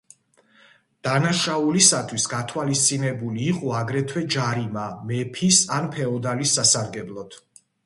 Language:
Georgian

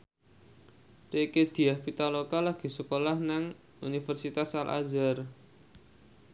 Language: Javanese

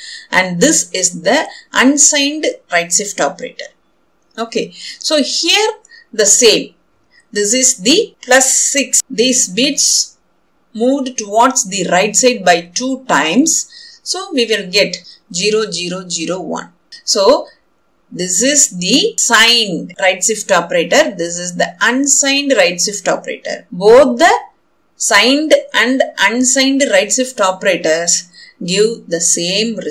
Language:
English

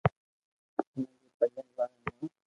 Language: Loarki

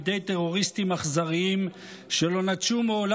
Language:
Hebrew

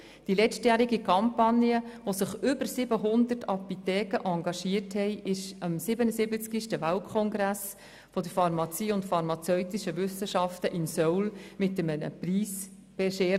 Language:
Swiss German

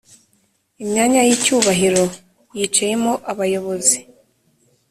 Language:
Kinyarwanda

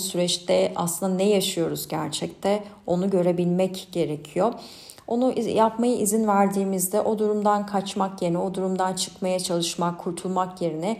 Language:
Turkish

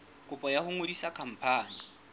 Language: Southern Sotho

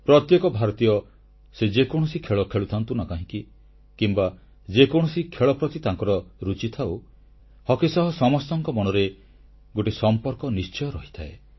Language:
Odia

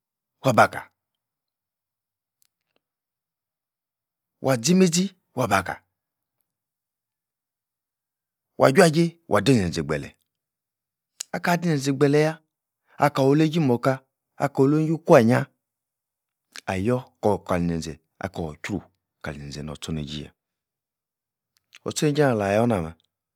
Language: Yace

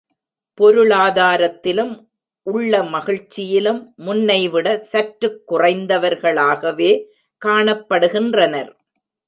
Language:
Tamil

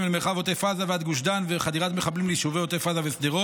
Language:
Hebrew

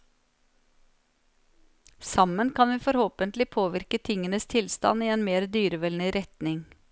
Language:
Norwegian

